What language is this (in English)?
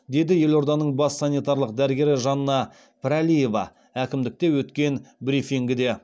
Kazakh